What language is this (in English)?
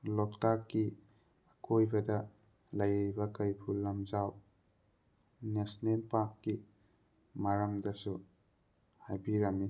Manipuri